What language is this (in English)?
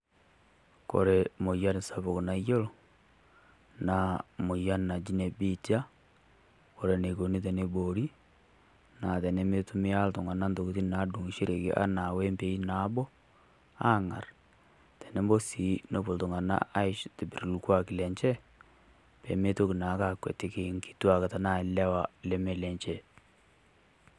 Masai